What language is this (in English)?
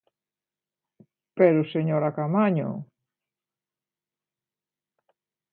Galician